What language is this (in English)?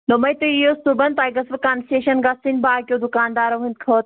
Kashmiri